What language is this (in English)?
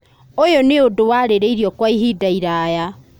Kikuyu